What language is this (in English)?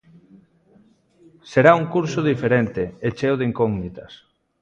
Galician